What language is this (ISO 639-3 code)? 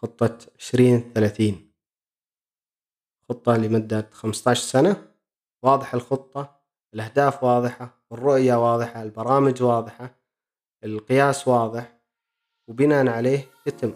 ara